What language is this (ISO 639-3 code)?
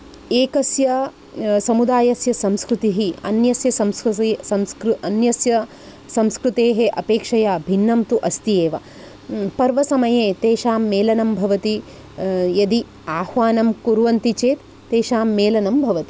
san